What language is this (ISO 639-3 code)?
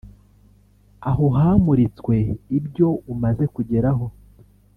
kin